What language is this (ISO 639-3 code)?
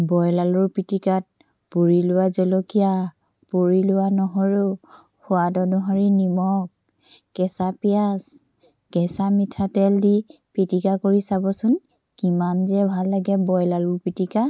asm